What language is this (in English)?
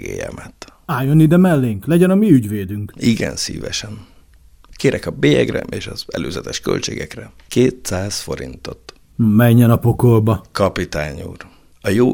Hungarian